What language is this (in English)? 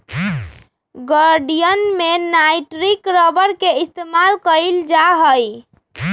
Magahi